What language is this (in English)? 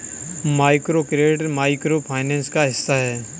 Hindi